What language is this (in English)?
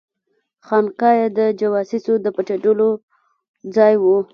Pashto